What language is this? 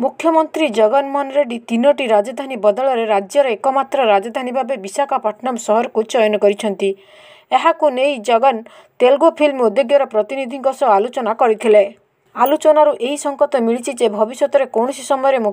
Romanian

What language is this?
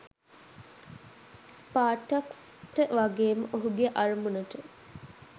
Sinhala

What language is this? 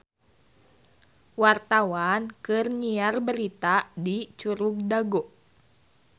Sundanese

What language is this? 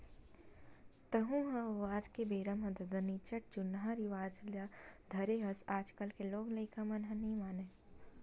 Chhattisgarhi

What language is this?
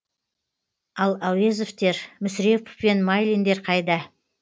Kazakh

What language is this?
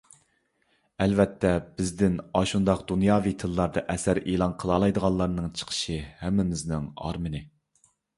Uyghur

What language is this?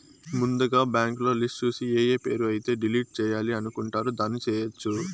Telugu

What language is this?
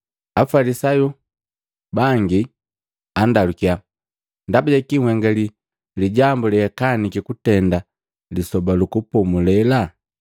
Matengo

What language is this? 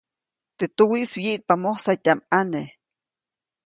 Copainalá Zoque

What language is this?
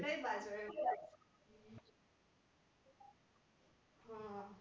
Gujarati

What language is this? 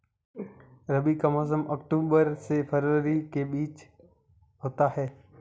Hindi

